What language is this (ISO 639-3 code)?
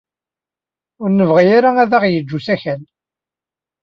kab